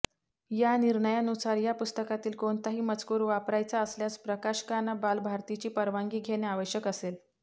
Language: Marathi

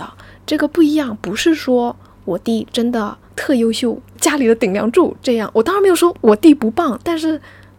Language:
Chinese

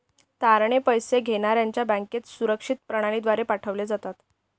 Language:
Marathi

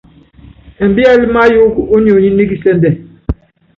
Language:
Yangben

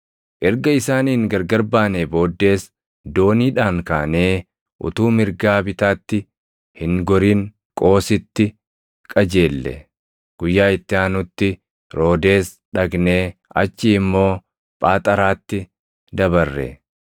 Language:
Oromo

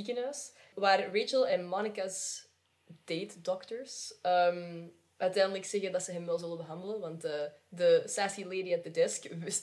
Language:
Dutch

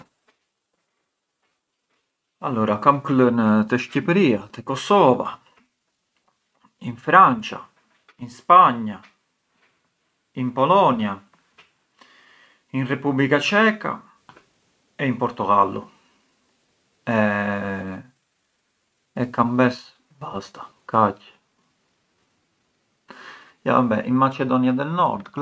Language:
Arbëreshë Albanian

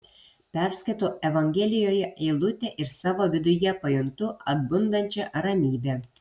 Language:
Lithuanian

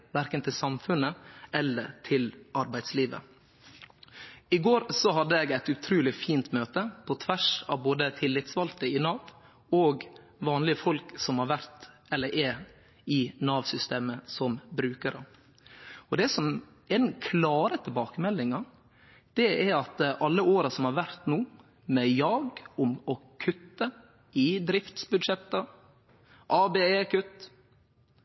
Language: Norwegian Nynorsk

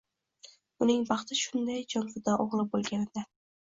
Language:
Uzbek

